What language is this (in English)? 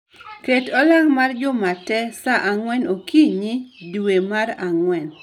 Luo (Kenya and Tanzania)